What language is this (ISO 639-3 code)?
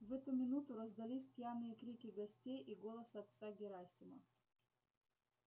rus